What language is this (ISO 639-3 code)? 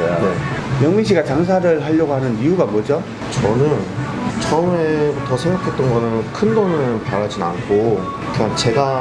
kor